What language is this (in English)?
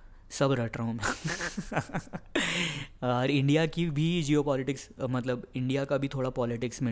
Hindi